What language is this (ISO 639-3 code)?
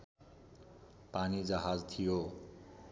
nep